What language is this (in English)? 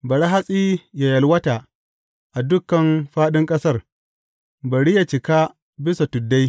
Hausa